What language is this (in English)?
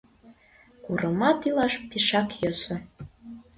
Mari